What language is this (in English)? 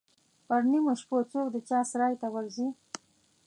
Pashto